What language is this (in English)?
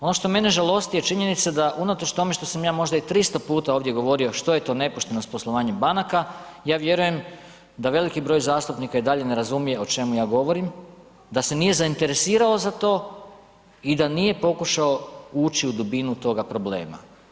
Croatian